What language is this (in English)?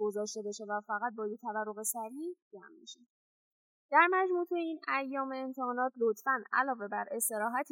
Persian